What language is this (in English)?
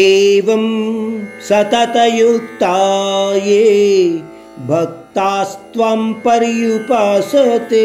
Hindi